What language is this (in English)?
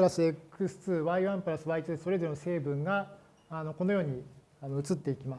Japanese